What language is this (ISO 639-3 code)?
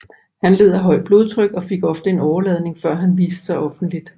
dan